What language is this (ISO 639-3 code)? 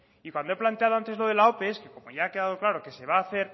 spa